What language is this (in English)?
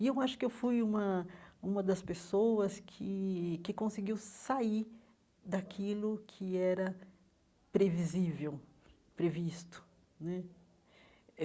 Portuguese